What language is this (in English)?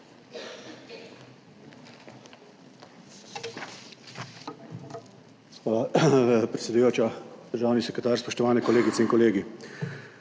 Slovenian